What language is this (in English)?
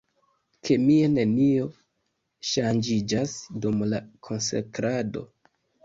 Esperanto